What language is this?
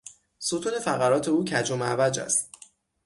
Persian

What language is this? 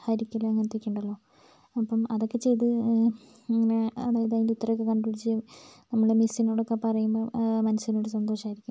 Malayalam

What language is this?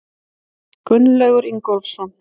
Icelandic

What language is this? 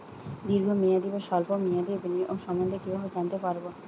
Bangla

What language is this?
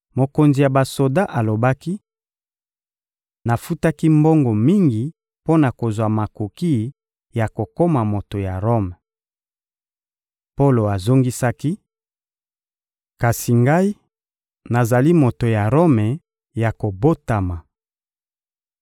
Lingala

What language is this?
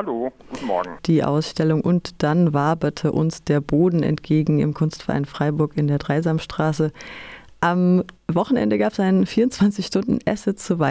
German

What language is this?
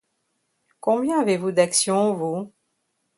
French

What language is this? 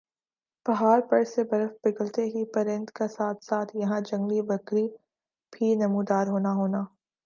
Urdu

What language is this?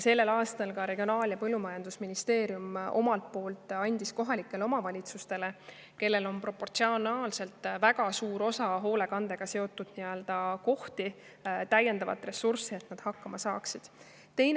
Estonian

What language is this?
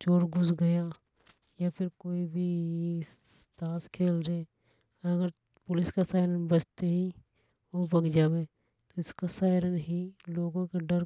Hadothi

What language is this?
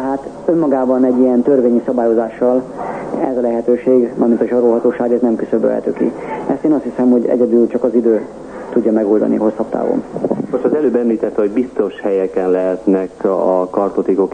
Hungarian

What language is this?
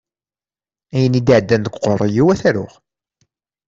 Kabyle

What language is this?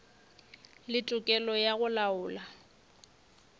Northern Sotho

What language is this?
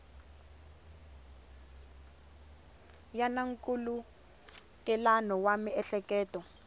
Tsonga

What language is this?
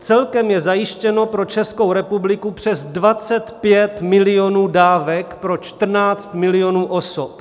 Czech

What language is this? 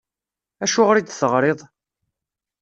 Kabyle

